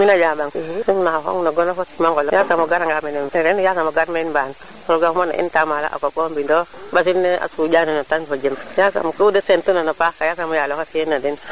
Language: Serer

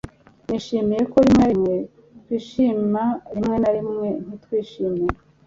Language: Kinyarwanda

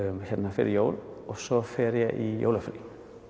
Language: Icelandic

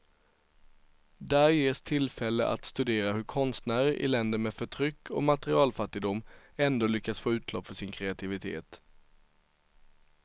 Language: Swedish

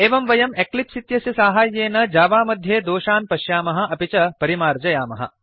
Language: Sanskrit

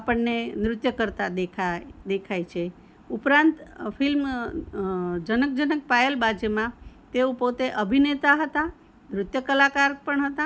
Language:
Gujarati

